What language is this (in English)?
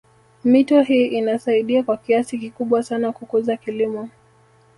Swahili